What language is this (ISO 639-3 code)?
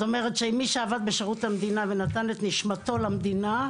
heb